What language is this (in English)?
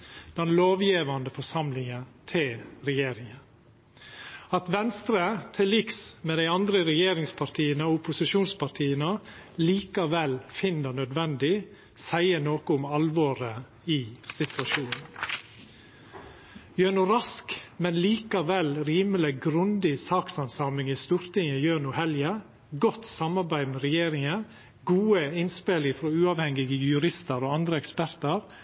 Norwegian Nynorsk